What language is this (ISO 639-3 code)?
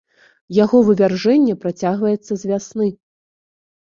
bel